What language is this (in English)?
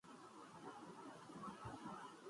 Urdu